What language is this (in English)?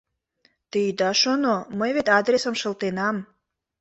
Mari